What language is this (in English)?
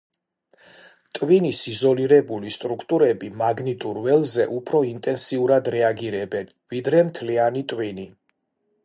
Georgian